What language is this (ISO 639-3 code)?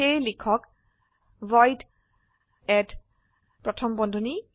asm